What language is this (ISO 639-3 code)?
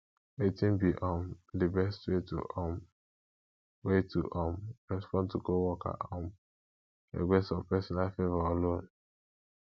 pcm